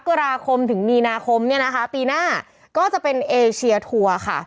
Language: Thai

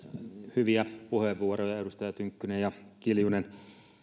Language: Finnish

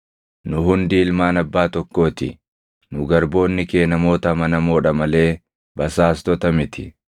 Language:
Oromo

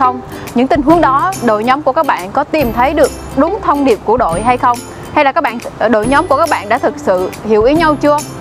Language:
Vietnamese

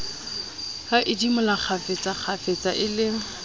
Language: Southern Sotho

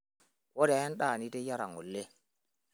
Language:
Masai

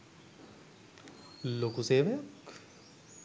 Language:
Sinhala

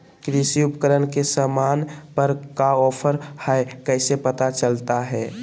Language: Magahi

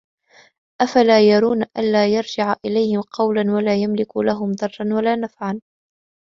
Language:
Arabic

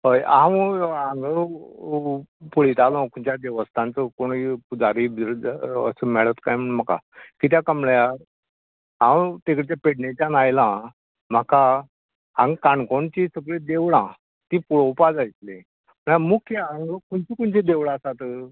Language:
Konkani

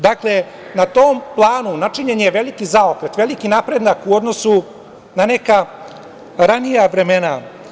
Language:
Serbian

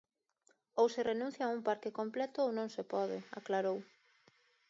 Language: Galician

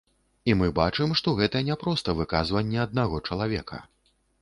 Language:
Belarusian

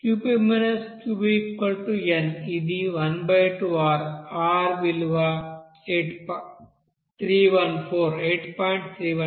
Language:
Telugu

